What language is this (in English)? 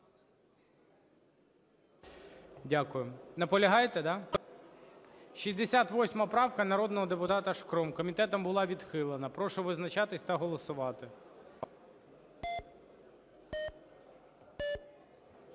Ukrainian